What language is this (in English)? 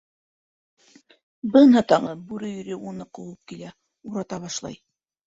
Bashkir